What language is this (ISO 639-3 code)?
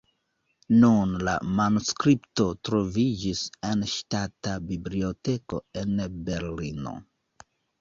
epo